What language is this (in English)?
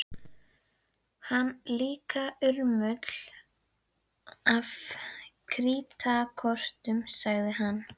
Icelandic